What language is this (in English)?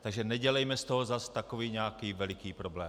Czech